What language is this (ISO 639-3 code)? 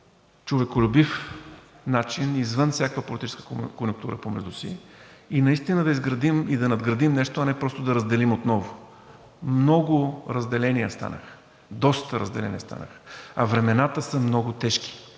bul